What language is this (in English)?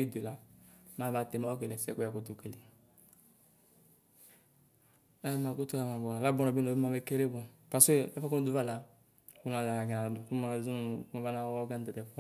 Ikposo